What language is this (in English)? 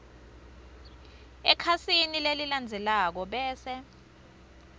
Swati